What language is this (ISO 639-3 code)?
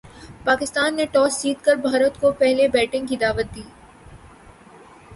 urd